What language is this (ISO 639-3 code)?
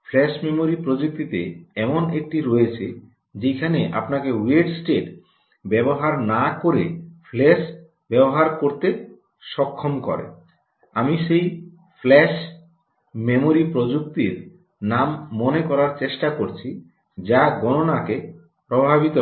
ben